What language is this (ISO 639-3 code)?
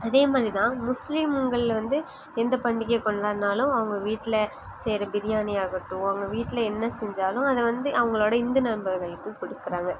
tam